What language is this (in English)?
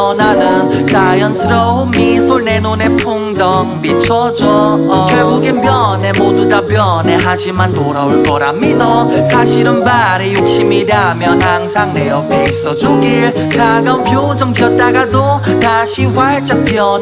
Korean